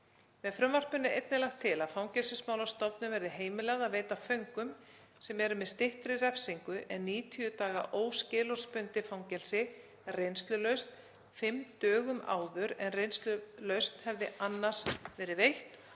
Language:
Icelandic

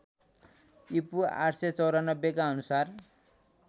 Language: Nepali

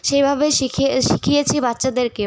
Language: Bangla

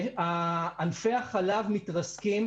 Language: Hebrew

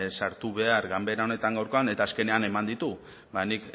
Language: Basque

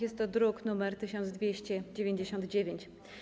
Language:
Polish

